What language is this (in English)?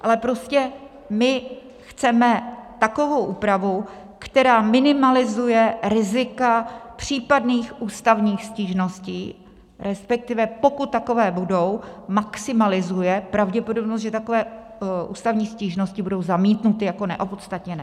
Czech